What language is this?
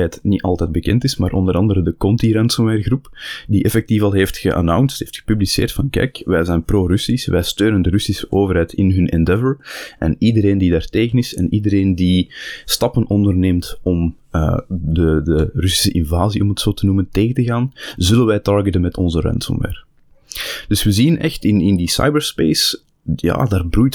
Dutch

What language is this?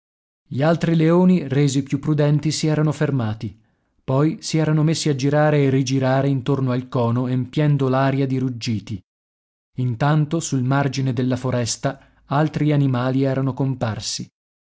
Italian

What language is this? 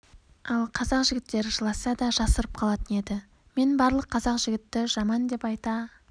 Kazakh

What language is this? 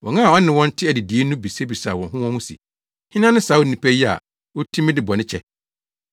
Akan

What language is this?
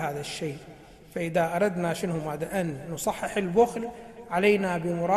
Arabic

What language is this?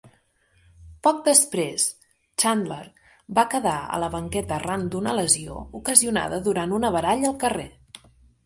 Catalan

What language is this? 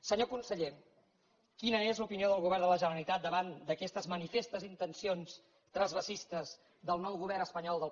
Catalan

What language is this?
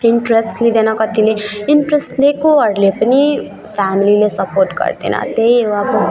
Nepali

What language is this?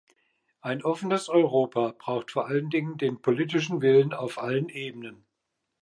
German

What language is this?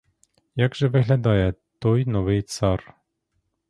Ukrainian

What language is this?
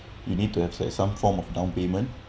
English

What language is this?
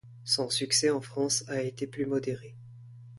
French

